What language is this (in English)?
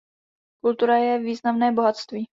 Czech